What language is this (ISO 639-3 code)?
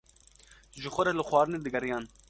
kur